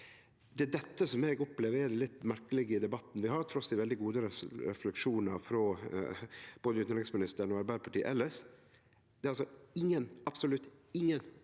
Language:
Norwegian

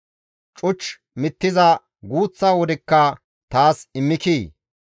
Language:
Gamo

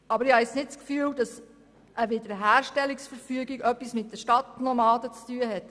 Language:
Swiss German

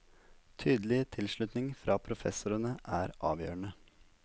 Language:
Norwegian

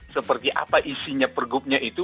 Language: Indonesian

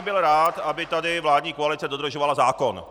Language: Czech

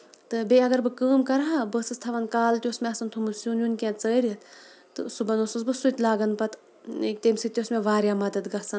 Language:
Kashmiri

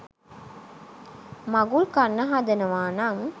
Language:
Sinhala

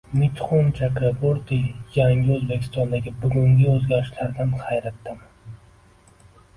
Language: Uzbek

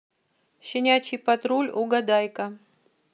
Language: Russian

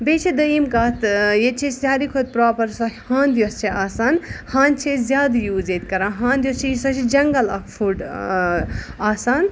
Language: Kashmiri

